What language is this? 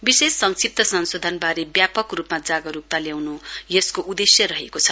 Nepali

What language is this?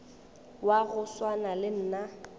Northern Sotho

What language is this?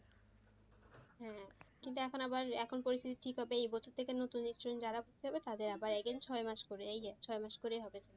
Bangla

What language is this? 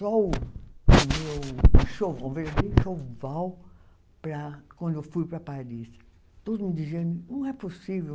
Portuguese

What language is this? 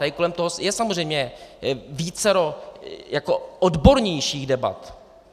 Czech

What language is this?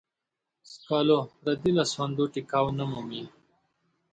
Pashto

